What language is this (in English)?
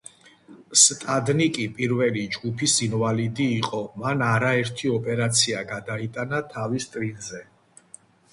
Georgian